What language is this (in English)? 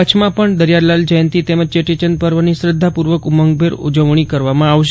Gujarati